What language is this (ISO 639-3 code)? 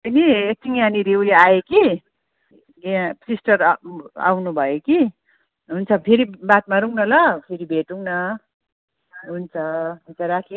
nep